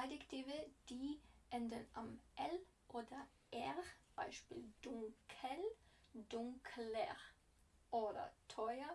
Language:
German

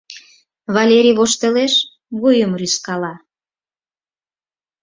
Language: Mari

